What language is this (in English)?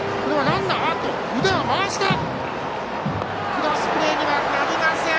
Japanese